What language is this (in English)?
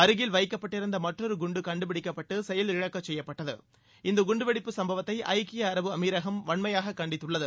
Tamil